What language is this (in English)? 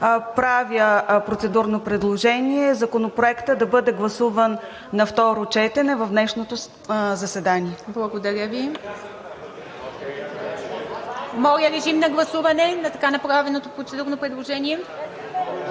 Bulgarian